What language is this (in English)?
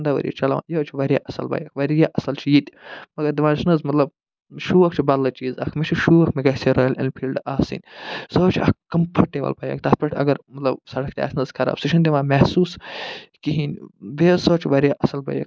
Kashmiri